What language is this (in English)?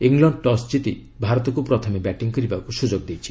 Odia